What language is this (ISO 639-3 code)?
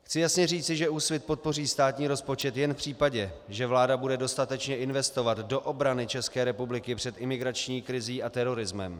ces